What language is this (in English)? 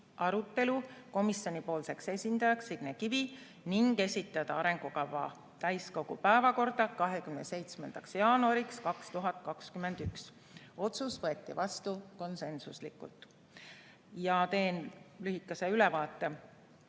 Estonian